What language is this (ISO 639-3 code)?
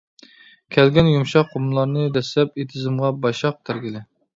uig